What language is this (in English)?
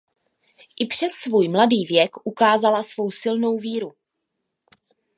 Czech